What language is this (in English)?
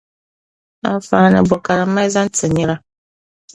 Dagbani